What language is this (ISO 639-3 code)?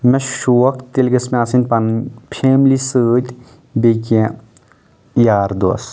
kas